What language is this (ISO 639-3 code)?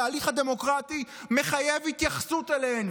heb